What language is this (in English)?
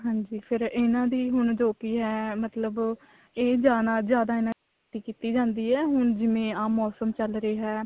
Punjabi